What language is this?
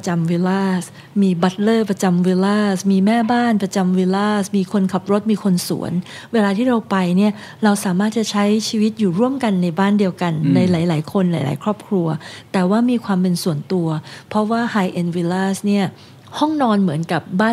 Thai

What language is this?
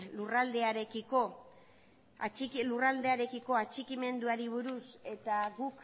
Basque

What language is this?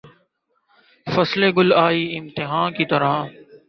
Urdu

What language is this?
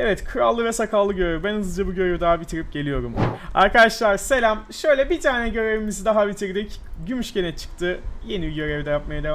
Turkish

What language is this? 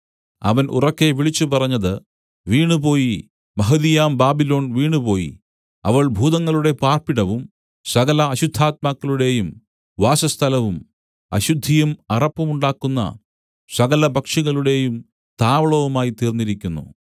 Malayalam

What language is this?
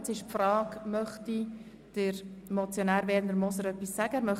Swiss German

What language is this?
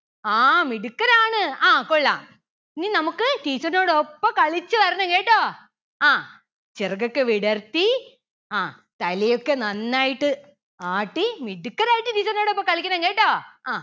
Malayalam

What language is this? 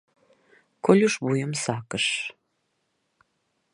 Mari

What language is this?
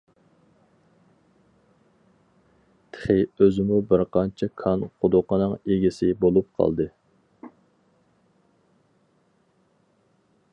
Uyghur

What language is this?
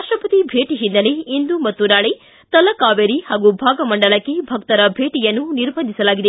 Kannada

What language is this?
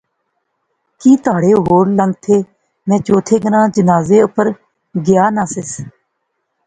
Pahari-Potwari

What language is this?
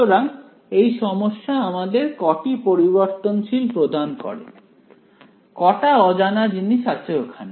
Bangla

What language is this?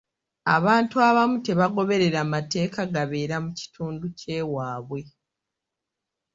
Ganda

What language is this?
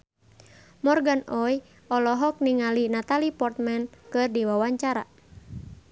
Sundanese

